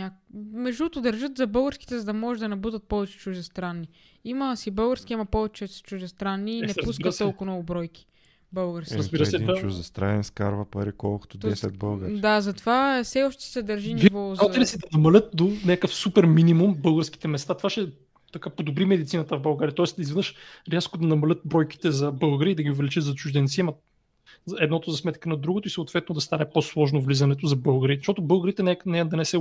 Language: Bulgarian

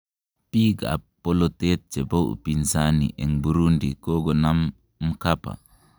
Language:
Kalenjin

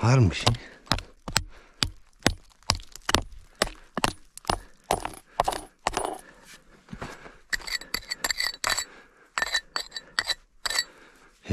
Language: Turkish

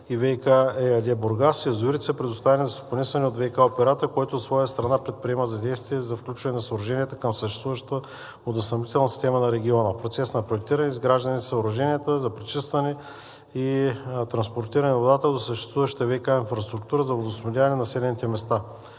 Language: Bulgarian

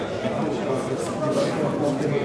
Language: Hebrew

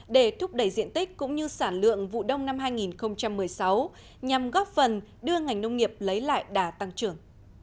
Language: Vietnamese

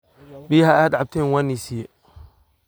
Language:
Somali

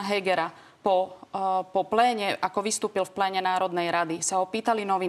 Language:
Slovak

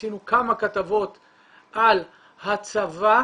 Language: Hebrew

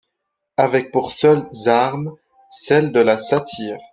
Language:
French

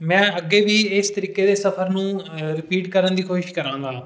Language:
Punjabi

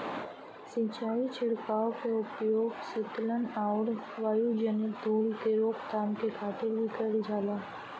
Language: Bhojpuri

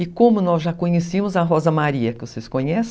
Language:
Portuguese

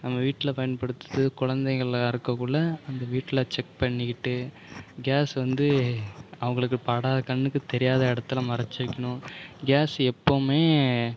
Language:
Tamil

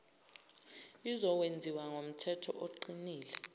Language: Zulu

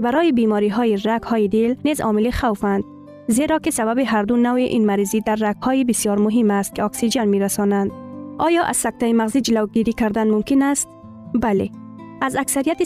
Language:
Persian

